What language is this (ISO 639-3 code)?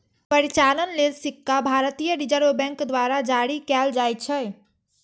mai